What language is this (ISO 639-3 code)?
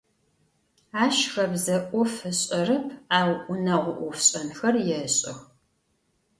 ady